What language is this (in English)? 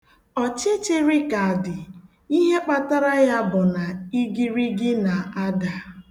Igbo